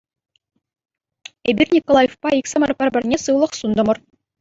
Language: Chuvash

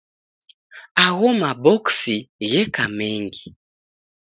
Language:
Taita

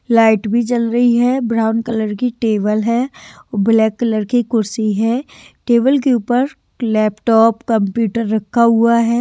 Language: Hindi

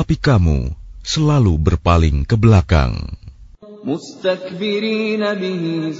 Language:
Arabic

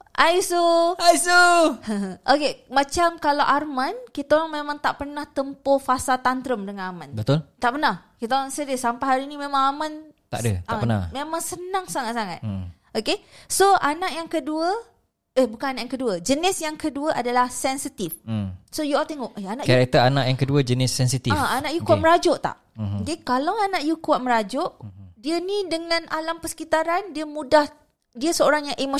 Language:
Malay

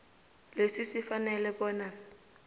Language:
South Ndebele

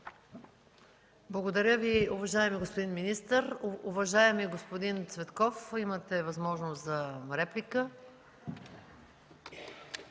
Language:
Bulgarian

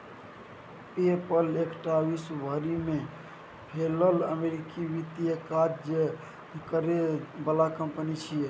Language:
Maithili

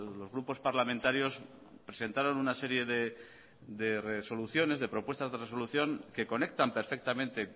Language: Spanish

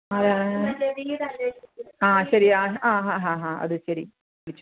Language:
Malayalam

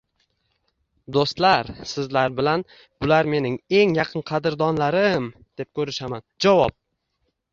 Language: Uzbek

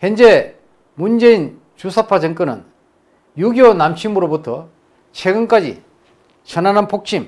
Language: Korean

